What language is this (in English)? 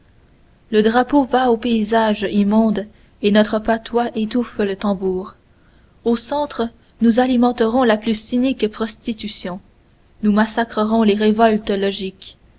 French